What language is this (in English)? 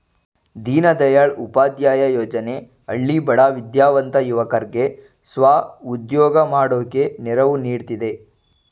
Kannada